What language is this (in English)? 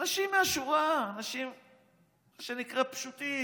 Hebrew